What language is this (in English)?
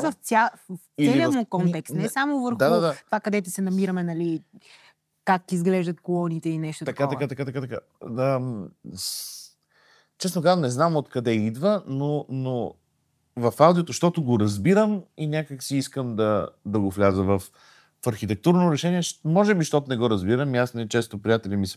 Bulgarian